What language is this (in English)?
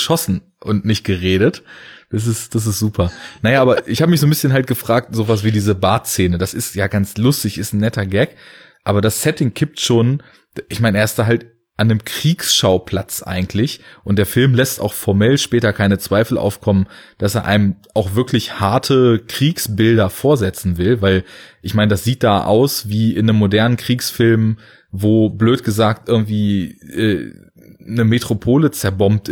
German